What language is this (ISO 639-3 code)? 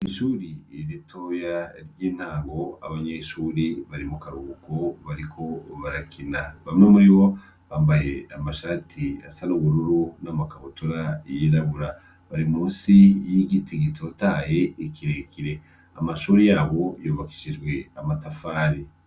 run